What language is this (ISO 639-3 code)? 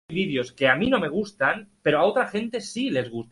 spa